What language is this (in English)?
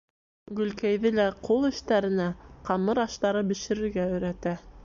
Bashkir